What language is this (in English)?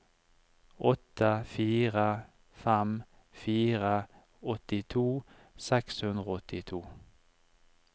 Norwegian